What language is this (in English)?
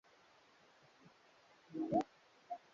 Swahili